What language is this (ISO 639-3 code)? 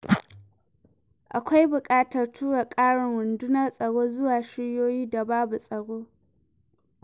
hau